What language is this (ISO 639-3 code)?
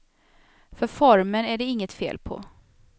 swe